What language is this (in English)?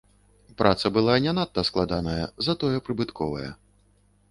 Belarusian